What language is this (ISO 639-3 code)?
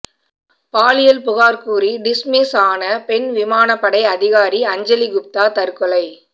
tam